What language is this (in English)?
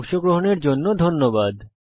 Bangla